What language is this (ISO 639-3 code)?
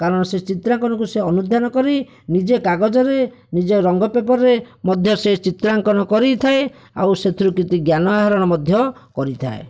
ori